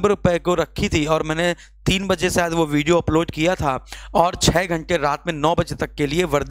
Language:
Hindi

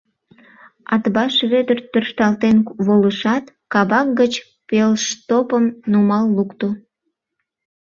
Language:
Mari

